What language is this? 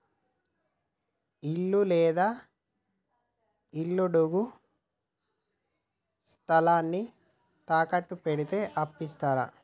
Telugu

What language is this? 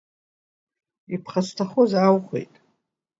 Abkhazian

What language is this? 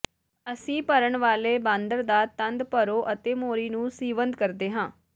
Punjabi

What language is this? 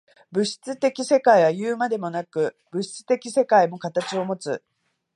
Japanese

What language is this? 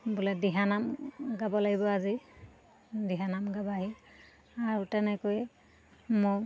Assamese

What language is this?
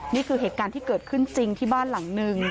Thai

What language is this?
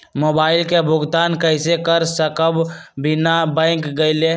Magahi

